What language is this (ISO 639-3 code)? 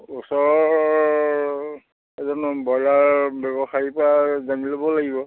asm